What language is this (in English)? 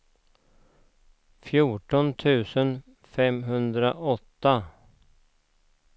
Swedish